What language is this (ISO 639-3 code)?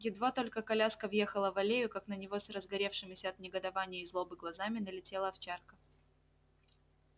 rus